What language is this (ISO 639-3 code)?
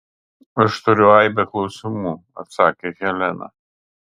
lit